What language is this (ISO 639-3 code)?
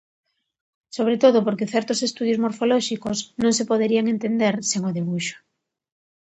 glg